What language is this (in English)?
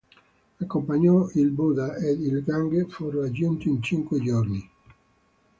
Italian